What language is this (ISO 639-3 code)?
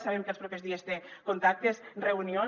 cat